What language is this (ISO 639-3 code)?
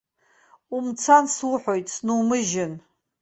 abk